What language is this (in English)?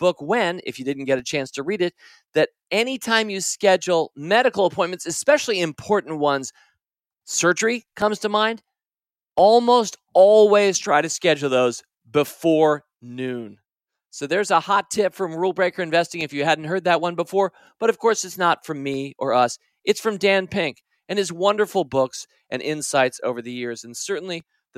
English